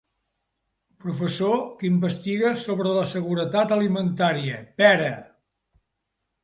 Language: Catalan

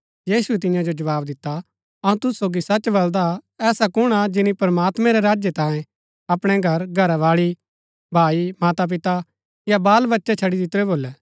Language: Gaddi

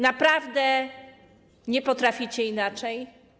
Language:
Polish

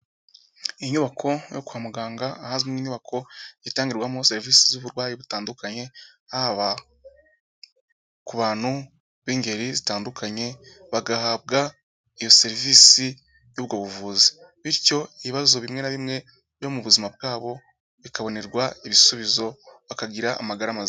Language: Kinyarwanda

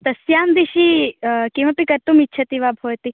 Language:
Sanskrit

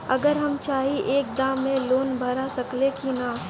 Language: Bhojpuri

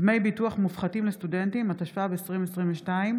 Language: Hebrew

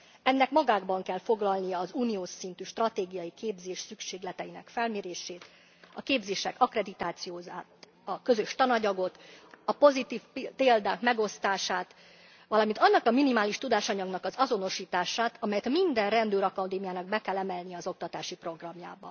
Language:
Hungarian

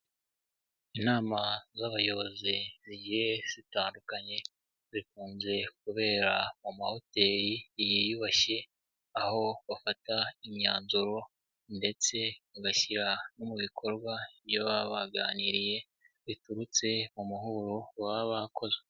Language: Kinyarwanda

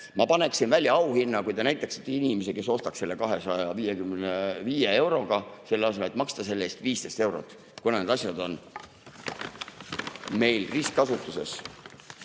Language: Estonian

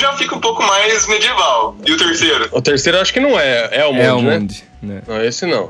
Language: Portuguese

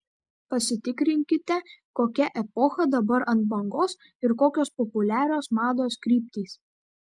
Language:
Lithuanian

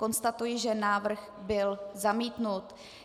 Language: Czech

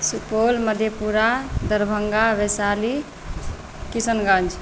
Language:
Maithili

